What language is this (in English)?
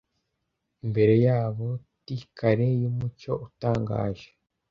Kinyarwanda